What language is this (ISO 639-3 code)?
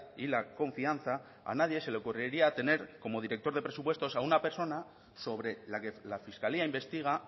spa